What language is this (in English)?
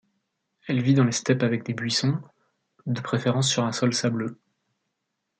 French